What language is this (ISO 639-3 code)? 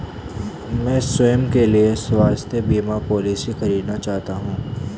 hin